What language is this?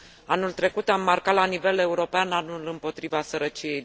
Romanian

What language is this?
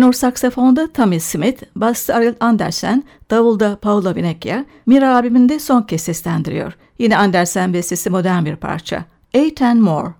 Turkish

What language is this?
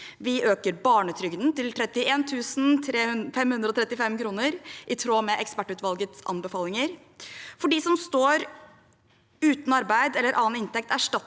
Norwegian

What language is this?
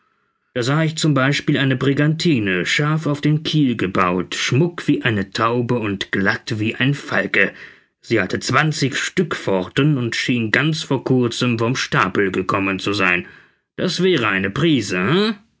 German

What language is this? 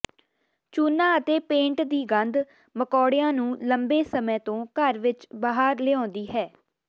Punjabi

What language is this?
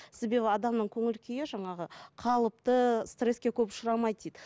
Kazakh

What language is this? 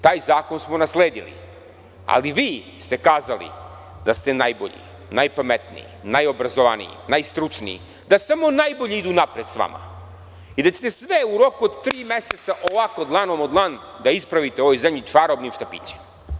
Serbian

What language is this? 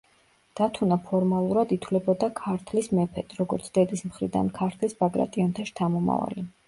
Georgian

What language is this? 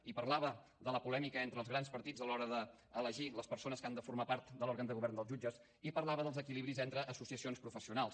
Catalan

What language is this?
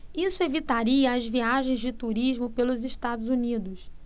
Portuguese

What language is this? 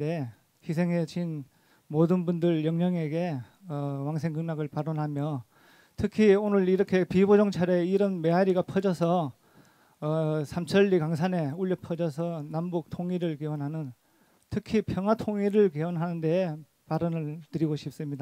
Korean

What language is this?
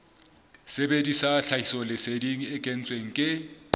Southern Sotho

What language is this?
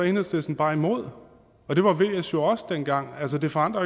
Danish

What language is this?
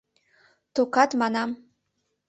Mari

